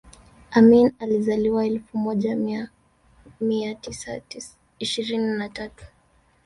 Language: Swahili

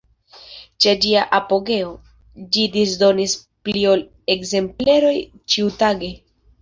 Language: Esperanto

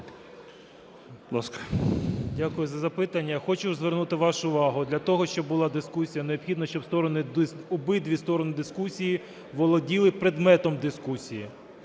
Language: Ukrainian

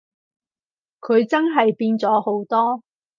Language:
Cantonese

